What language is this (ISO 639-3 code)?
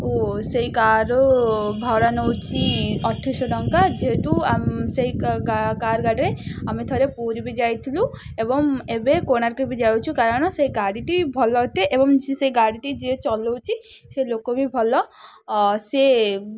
ori